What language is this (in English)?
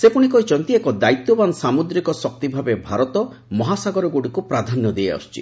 Odia